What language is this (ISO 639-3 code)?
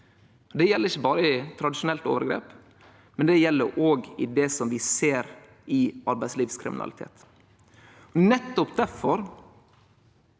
nor